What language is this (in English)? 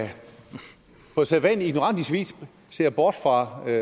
Danish